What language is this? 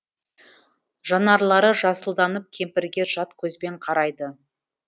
Kazakh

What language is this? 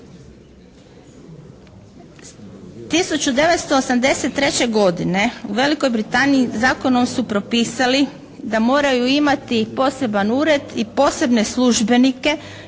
Croatian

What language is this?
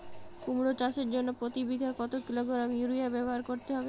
Bangla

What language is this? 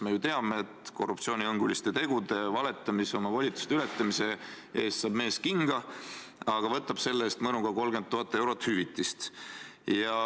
Estonian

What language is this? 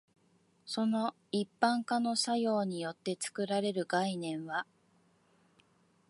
Japanese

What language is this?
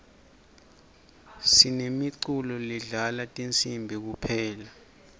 Swati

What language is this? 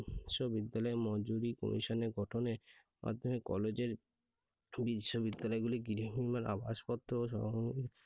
Bangla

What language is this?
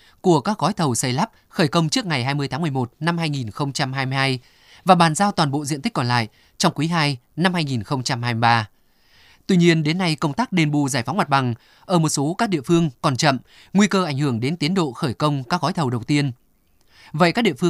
Vietnamese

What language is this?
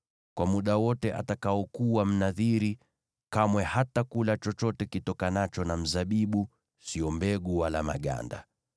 Swahili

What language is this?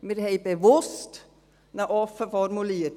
Swiss German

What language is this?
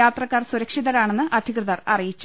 Malayalam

